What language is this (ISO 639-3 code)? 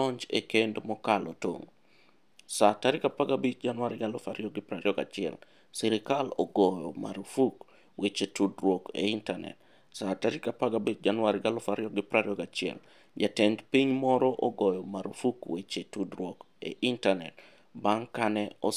luo